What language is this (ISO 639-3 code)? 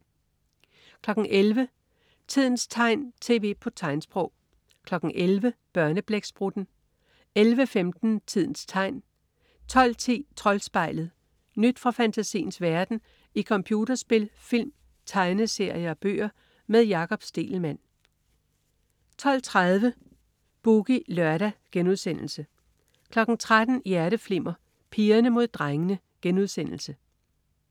dan